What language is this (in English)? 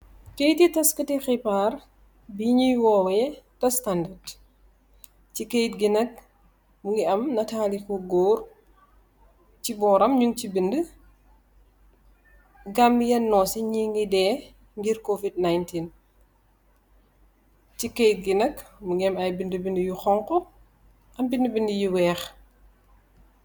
Wolof